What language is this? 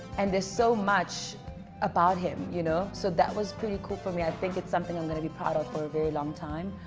English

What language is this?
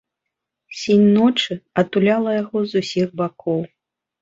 Belarusian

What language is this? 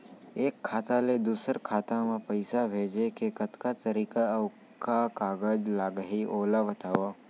Chhattisgarhi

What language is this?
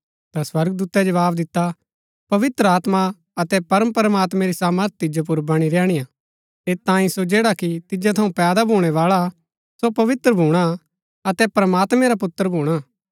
Gaddi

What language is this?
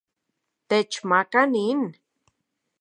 Central Puebla Nahuatl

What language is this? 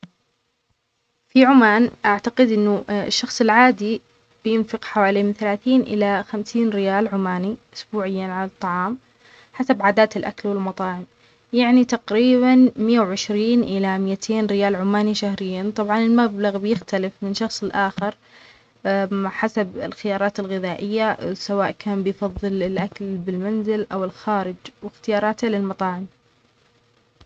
Omani Arabic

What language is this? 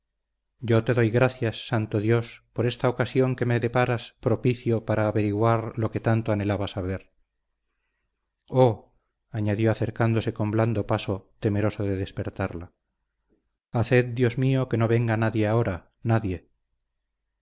Spanish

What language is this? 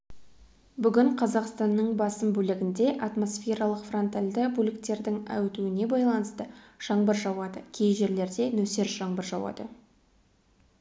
Kazakh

